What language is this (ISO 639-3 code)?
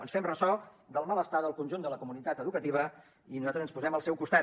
cat